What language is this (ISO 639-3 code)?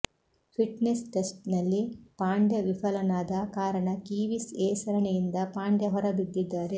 kan